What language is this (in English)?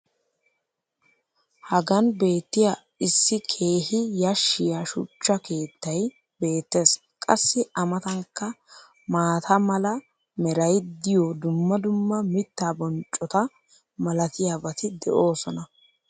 Wolaytta